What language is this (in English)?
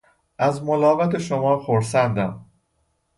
Persian